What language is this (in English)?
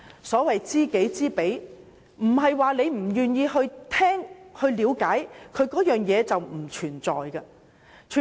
Cantonese